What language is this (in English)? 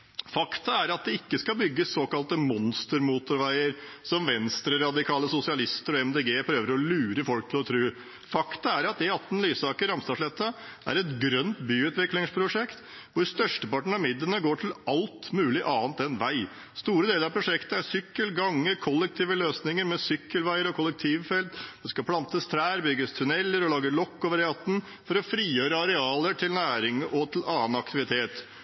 Norwegian Bokmål